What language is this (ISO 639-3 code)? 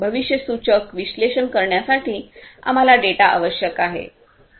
mar